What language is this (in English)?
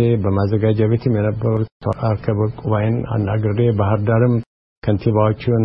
Amharic